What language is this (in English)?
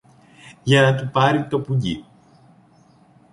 Greek